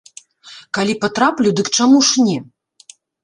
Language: Belarusian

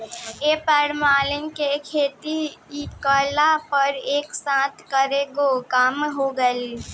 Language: Bhojpuri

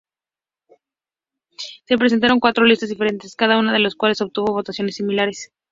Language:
Spanish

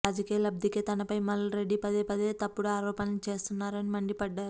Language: Telugu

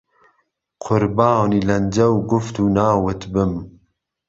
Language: Central Kurdish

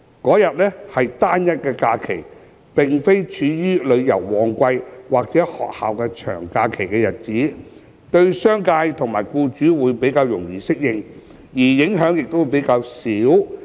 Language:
Cantonese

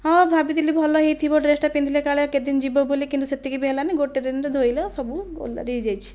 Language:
Odia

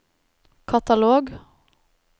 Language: Norwegian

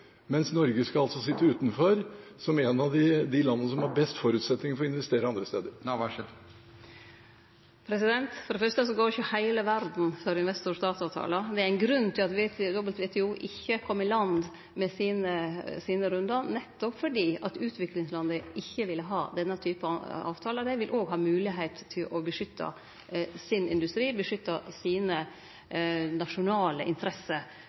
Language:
Norwegian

